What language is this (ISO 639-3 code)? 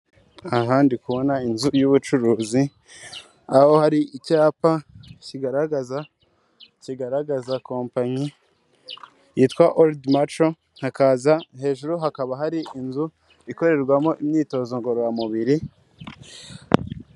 kin